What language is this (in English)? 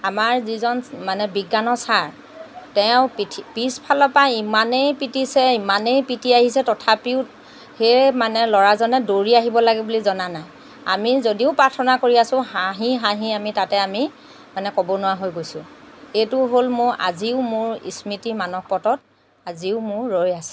Assamese